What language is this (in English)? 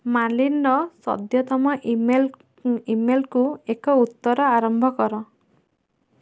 Odia